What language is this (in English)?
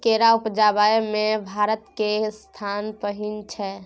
Maithili